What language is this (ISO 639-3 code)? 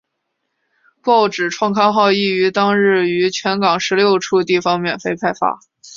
zho